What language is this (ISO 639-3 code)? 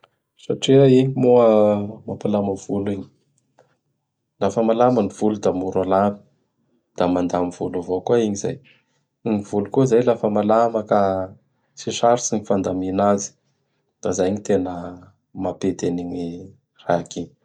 bhr